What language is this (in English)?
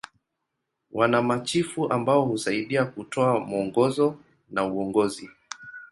Swahili